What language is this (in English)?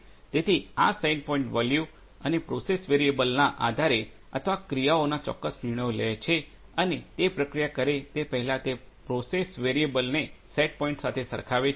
Gujarati